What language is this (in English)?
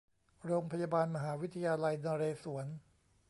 Thai